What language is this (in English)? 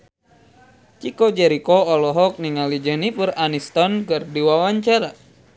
Sundanese